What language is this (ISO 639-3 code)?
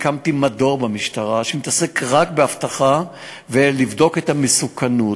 heb